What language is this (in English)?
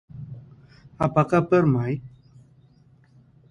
Indonesian